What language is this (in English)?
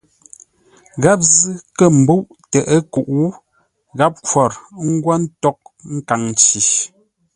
Ngombale